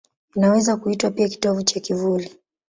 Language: Swahili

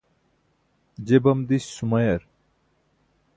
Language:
Burushaski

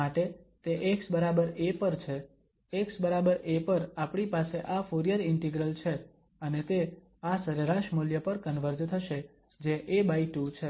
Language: Gujarati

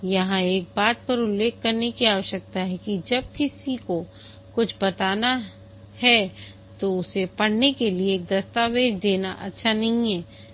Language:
Hindi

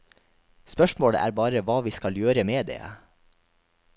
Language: Norwegian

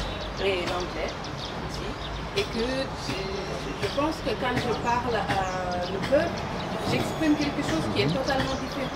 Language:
French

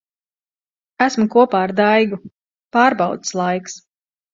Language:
Latvian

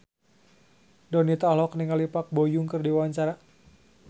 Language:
Sundanese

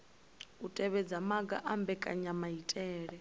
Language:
Venda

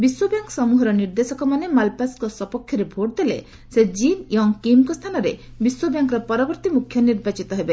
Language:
Odia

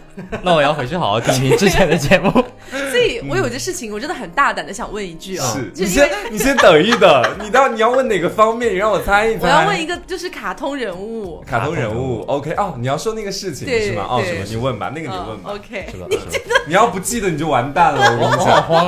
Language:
Chinese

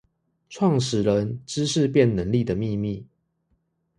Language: Chinese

